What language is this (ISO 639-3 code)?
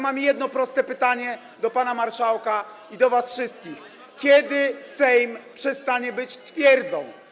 pol